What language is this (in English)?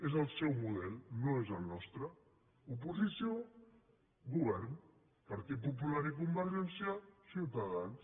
Catalan